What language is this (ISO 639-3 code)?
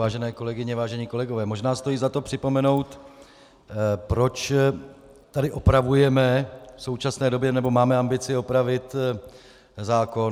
ces